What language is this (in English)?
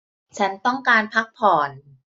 Thai